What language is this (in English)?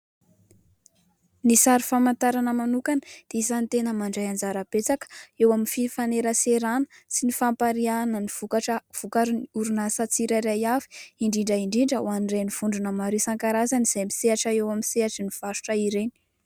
Malagasy